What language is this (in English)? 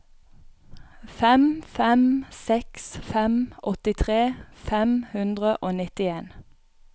Norwegian